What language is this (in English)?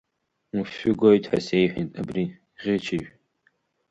Abkhazian